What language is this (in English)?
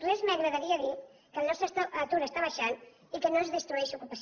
Catalan